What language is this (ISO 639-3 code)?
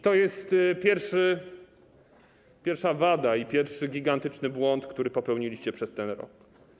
pol